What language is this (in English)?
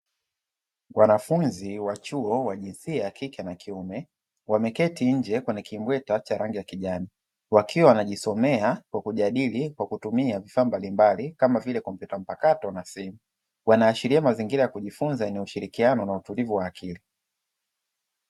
Swahili